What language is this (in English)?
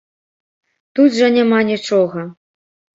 Belarusian